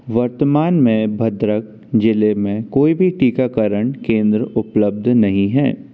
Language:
Hindi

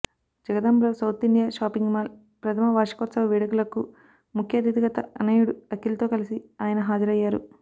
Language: Telugu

